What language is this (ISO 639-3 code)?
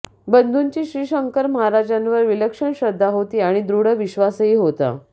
mar